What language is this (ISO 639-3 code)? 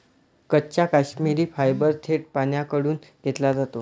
mar